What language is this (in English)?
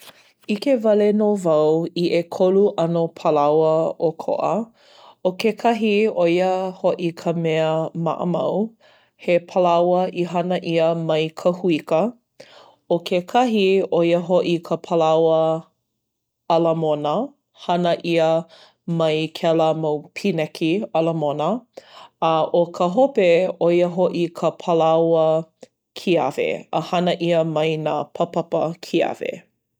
Hawaiian